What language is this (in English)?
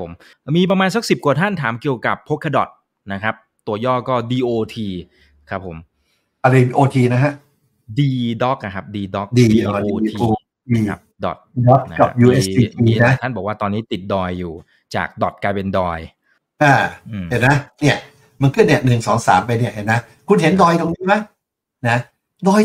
Thai